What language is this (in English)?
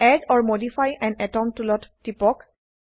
Assamese